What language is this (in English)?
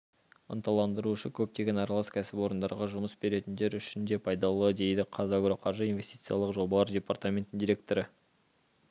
Kazakh